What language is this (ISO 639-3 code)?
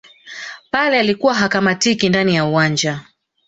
swa